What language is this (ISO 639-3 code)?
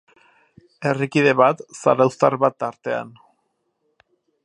eus